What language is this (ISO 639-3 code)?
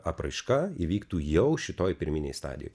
lit